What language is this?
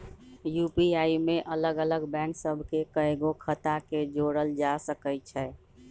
Magahi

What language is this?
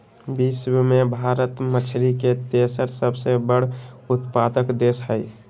Magahi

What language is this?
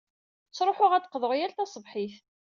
Kabyle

